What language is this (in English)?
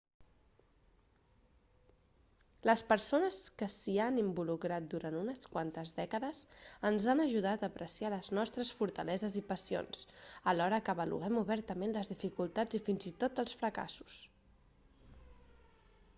Catalan